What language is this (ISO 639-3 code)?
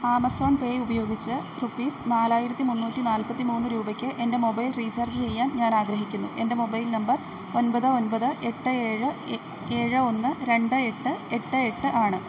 mal